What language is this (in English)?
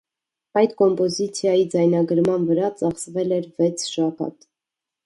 Armenian